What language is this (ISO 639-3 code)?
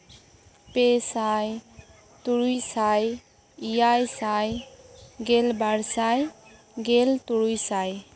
sat